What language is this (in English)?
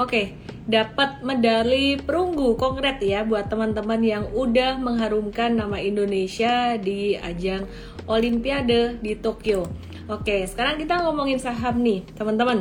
Indonesian